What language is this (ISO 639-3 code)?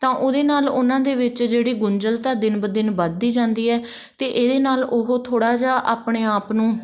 pan